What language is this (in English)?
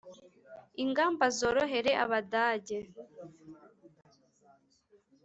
Kinyarwanda